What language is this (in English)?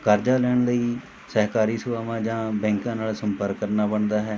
Punjabi